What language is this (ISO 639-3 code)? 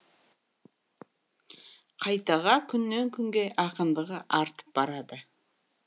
kaz